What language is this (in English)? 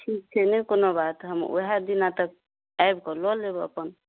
Maithili